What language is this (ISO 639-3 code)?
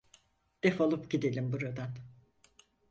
tur